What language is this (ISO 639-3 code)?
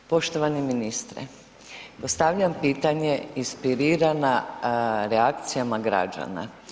hrv